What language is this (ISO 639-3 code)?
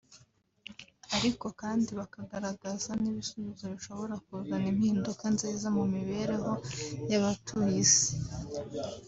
kin